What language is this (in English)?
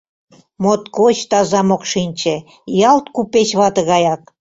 Mari